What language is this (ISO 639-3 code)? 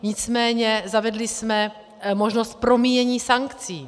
ces